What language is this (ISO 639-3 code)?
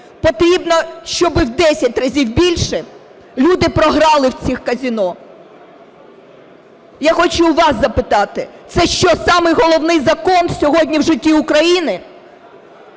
ukr